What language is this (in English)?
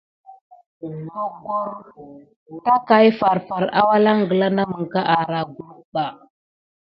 Gidar